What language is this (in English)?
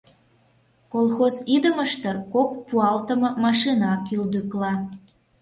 Mari